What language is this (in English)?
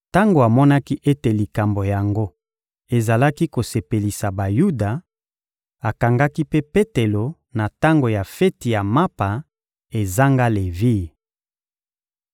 Lingala